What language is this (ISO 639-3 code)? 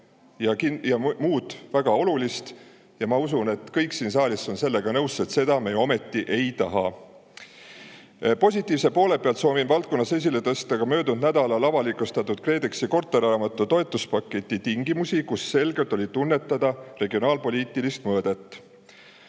est